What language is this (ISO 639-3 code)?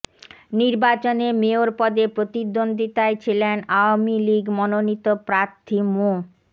ben